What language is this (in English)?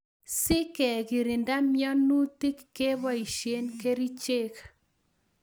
Kalenjin